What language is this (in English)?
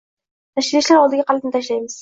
Uzbek